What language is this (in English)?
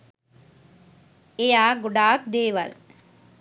Sinhala